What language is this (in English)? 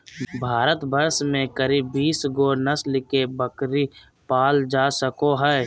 Magahi